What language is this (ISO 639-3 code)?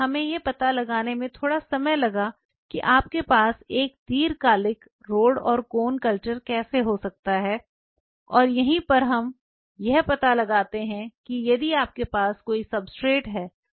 hin